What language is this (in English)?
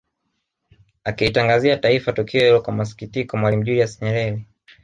Swahili